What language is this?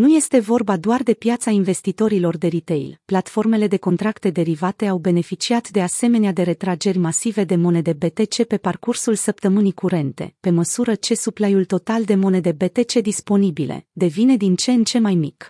Romanian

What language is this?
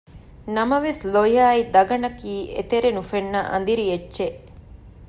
Divehi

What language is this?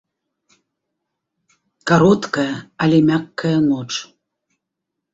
Belarusian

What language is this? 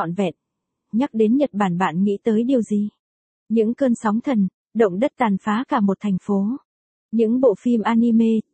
Vietnamese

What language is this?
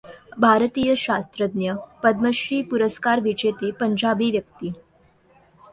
Marathi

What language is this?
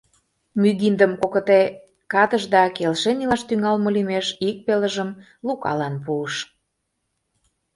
Mari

